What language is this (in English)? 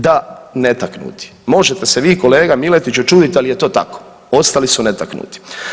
Croatian